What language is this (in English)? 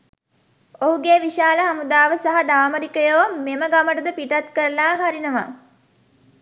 Sinhala